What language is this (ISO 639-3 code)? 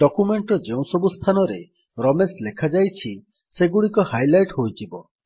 ori